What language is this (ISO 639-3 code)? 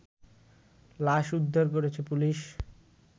ben